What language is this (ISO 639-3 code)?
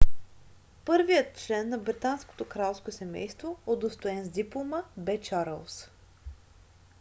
bul